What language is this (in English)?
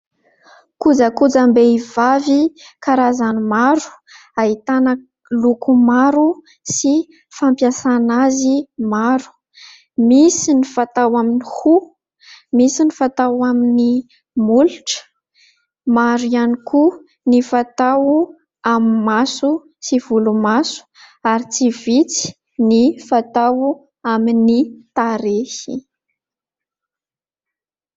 Malagasy